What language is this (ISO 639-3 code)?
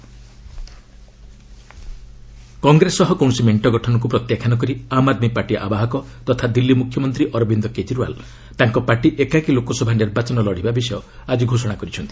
ori